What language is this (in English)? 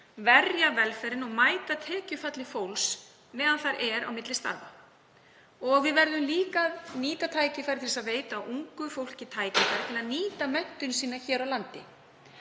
Icelandic